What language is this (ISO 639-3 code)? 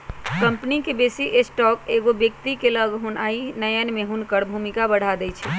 mag